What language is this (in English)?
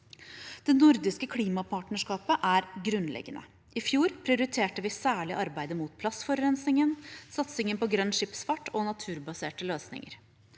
Norwegian